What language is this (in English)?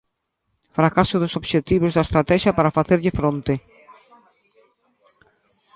Galician